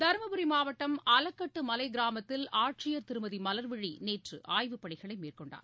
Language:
Tamil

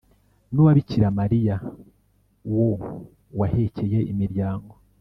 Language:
Kinyarwanda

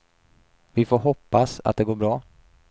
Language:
Swedish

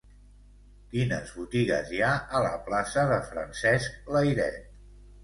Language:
Catalan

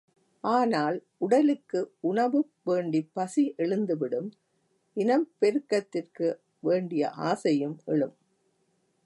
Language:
Tamil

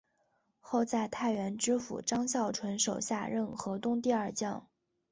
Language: Chinese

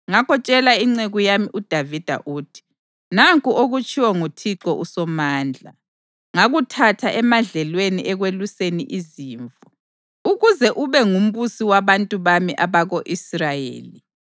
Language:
North Ndebele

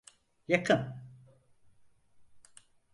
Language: Turkish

